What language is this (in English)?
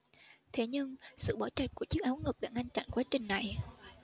Vietnamese